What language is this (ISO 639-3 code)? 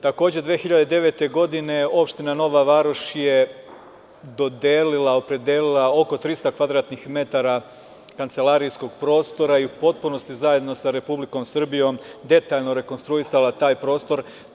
srp